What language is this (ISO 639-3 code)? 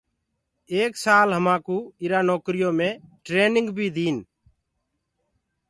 ggg